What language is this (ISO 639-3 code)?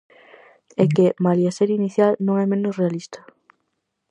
glg